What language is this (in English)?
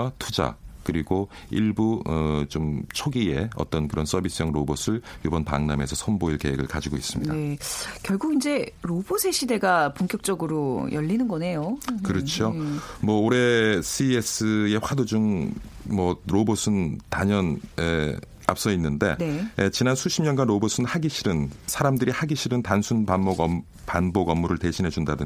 Korean